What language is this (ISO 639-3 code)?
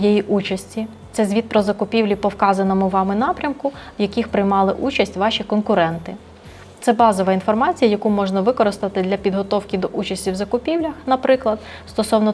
ukr